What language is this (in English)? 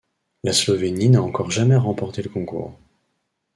French